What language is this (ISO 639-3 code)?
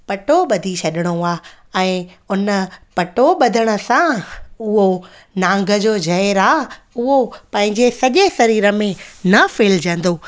snd